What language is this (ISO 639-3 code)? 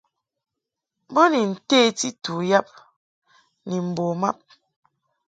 mhk